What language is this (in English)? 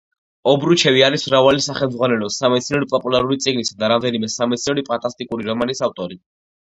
Georgian